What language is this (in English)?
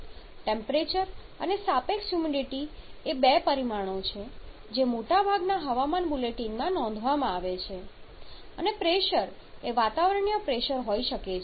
Gujarati